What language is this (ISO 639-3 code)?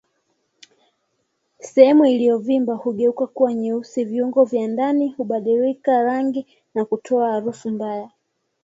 swa